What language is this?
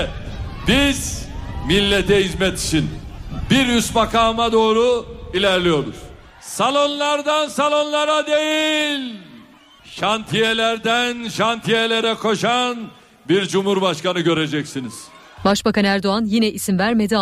Turkish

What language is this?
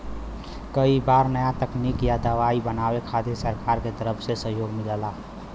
Bhojpuri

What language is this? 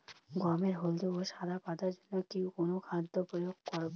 Bangla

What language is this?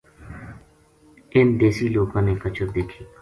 Gujari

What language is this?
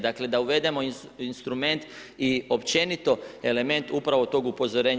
Croatian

